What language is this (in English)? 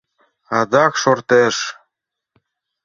Mari